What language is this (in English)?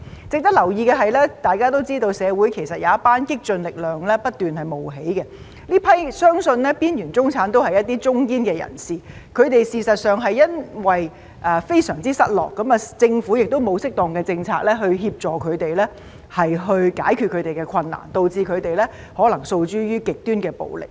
Cantonese